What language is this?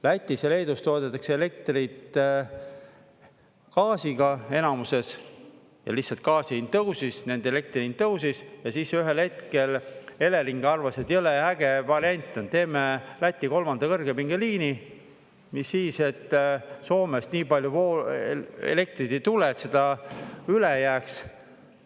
Estonian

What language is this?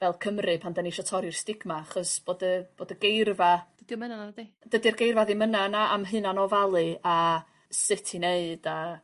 Welsh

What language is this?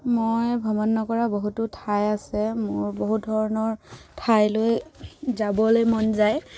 Assamese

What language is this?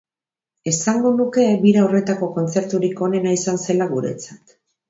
Basque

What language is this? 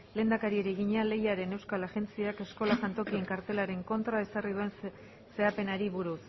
Basque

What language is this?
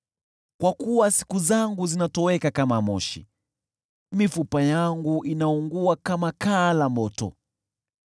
Swahili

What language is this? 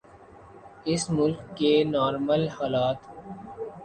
Urdu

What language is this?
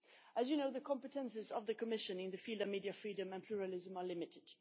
English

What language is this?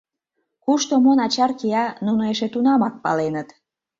Mari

